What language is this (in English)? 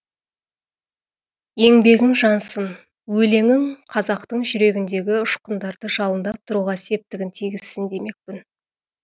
Kazakh